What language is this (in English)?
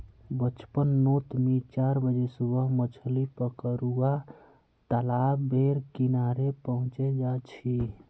Magahi